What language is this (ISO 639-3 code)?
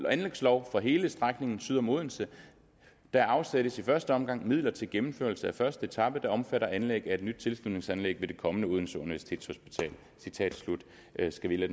dan